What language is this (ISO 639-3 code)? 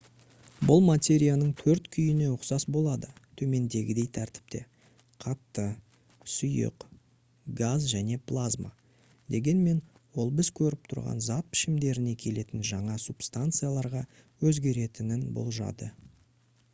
kaz